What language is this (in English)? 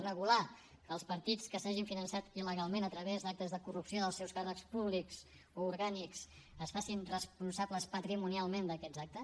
Catalan